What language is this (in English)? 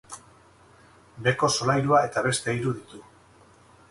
Basque